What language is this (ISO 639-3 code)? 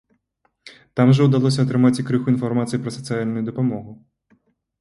bel